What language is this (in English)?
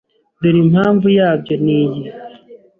Kinyarwanda